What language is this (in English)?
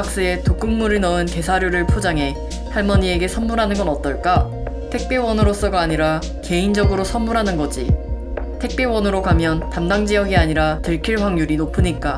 Korean